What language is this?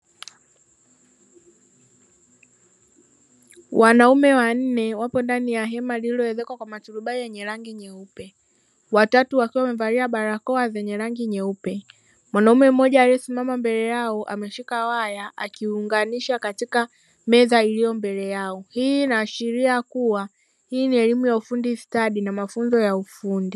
Swahili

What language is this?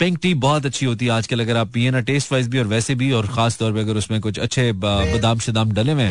Hindi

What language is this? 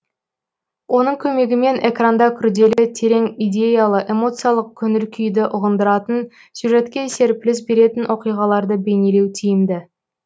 Kazakh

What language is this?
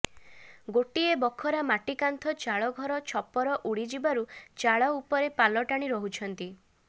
Odia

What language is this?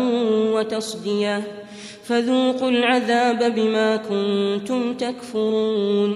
Arabic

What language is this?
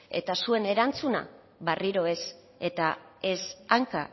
Basque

